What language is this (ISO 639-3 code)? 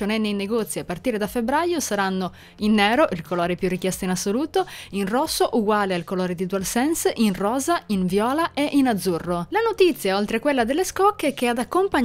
ita